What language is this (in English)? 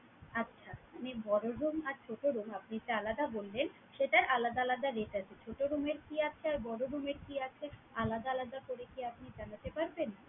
Bangla